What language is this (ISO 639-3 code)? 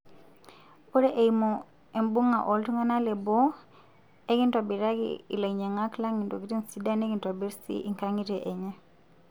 mas